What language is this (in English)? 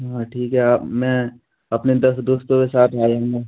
Hindi